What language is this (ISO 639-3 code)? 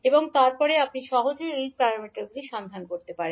ben